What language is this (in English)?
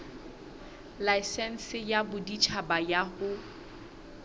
Southern Sotho